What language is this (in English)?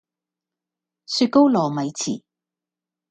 Cantonese